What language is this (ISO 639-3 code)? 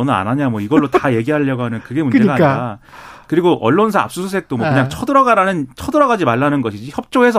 kor